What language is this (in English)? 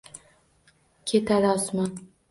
Uzbek